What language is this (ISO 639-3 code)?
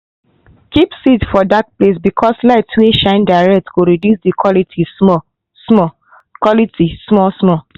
pcm